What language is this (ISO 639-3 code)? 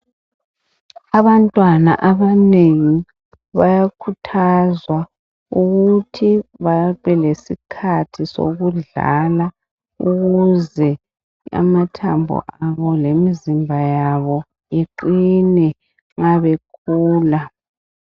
nde